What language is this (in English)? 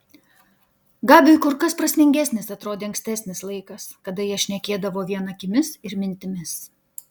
Lithuanian